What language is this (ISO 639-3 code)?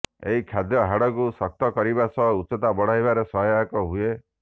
ori